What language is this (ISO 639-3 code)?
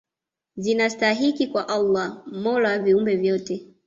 swa